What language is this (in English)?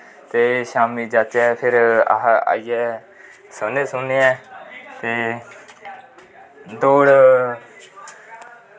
Dogri